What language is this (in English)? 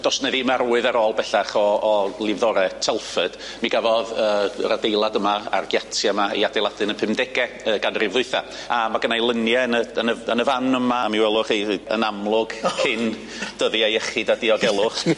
Welsh